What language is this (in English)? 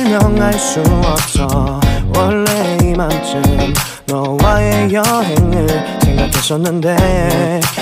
Korean